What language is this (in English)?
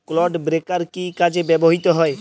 Bangla